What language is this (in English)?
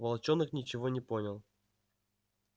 Russian